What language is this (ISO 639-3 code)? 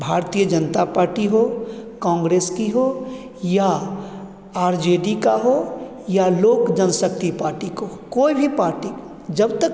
hin